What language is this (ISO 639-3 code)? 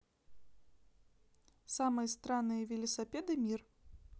rus